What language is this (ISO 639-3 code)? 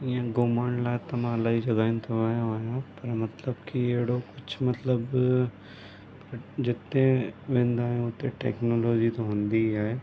snd